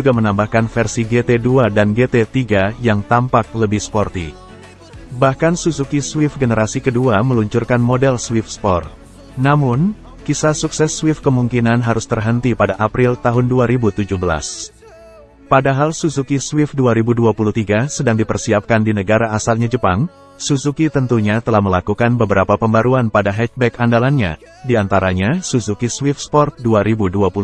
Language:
Indonesian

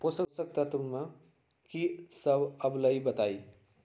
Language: Magahi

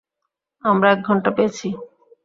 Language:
Bangla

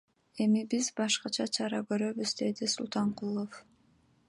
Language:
Kyrgyz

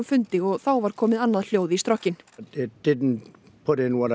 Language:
Icelandic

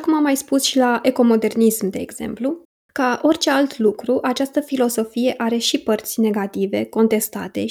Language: Romanian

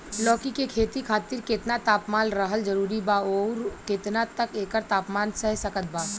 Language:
Bhojpuri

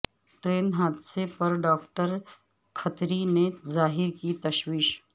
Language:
Urdu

